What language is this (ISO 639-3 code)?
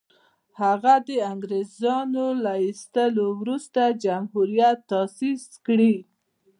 pus